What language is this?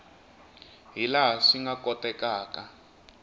Tsonga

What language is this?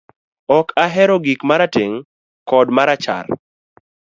Luo (Kenya and Tanzania)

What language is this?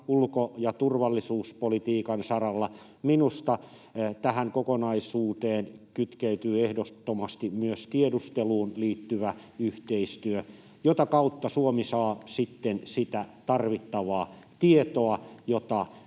Finnish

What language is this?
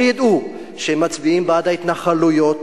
Hebrew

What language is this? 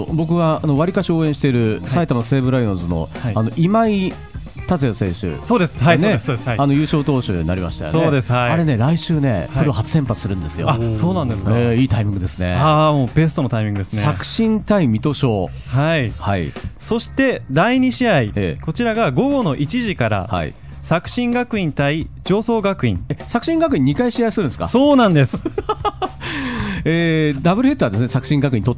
Japanese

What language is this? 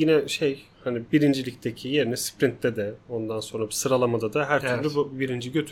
Turkish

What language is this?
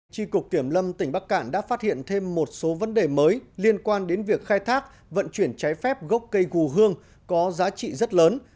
Vietnamese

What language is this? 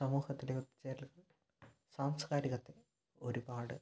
Malayalam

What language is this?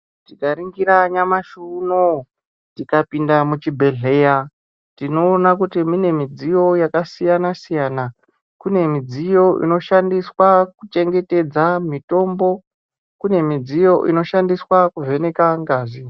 Ndau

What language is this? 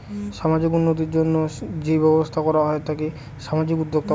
Bangla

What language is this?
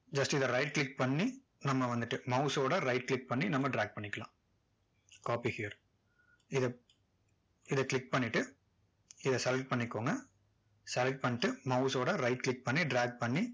Tamil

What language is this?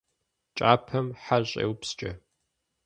Kabardian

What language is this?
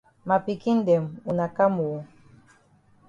Cameroon Pidgin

